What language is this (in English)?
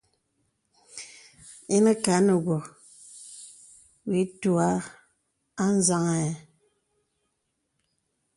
Bebele